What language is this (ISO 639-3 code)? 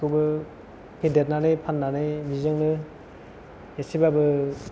brx